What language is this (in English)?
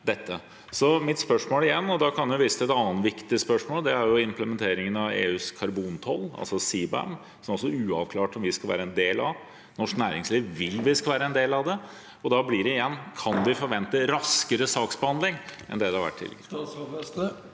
Norwegian